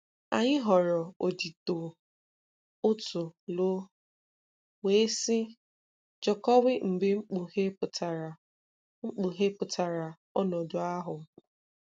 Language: Igbo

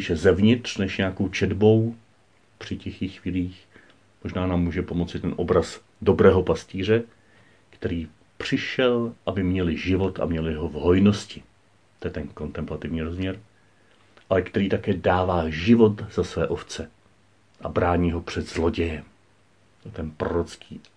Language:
Czech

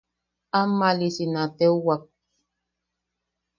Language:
Yaqui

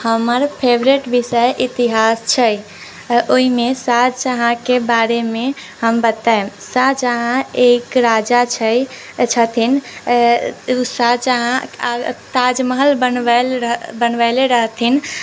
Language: Maithili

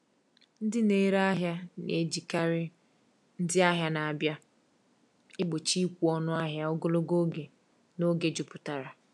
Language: Igbo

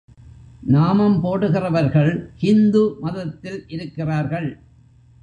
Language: Tamil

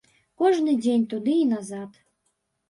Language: Belarusian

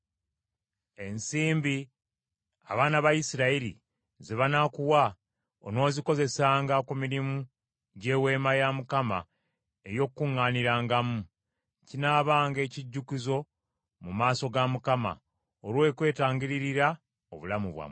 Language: Ganda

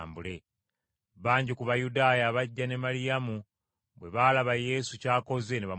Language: Ganda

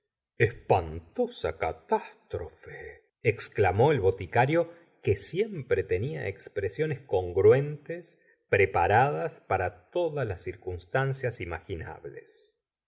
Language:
Spanish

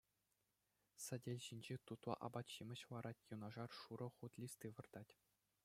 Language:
Chuvash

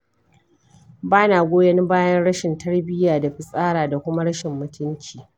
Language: Hausa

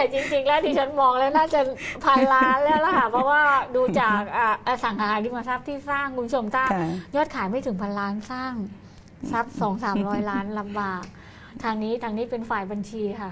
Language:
Thai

